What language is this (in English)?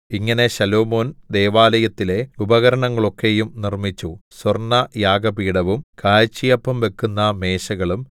Malayalam